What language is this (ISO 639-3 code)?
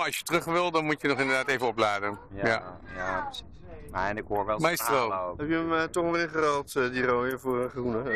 nld